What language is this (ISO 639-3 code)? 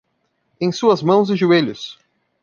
por